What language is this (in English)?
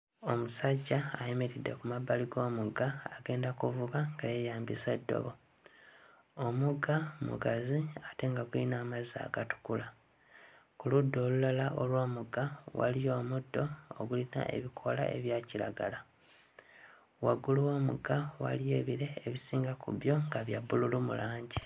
Ganda